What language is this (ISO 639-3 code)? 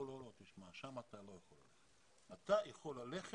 heb